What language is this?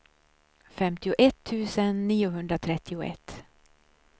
Swedish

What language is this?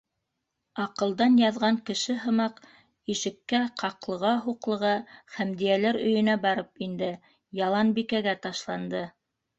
Bashkir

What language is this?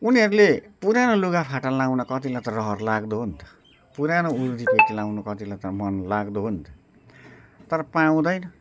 Nepali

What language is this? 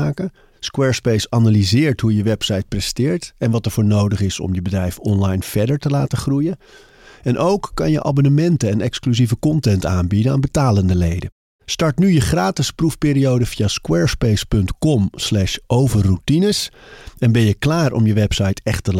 Dutch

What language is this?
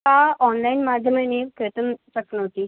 Sanskrit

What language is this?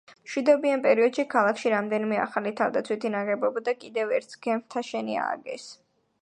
Georgian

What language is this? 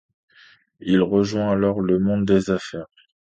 French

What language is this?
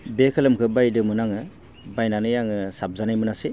Bodo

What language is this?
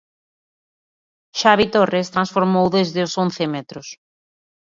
Galician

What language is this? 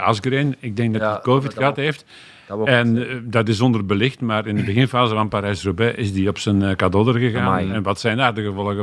Dutch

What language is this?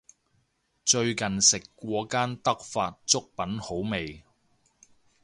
Cantonese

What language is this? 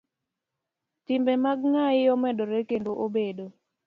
Luo (Kenya and Tanzania)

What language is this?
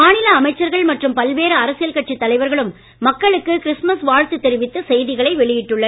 Tamil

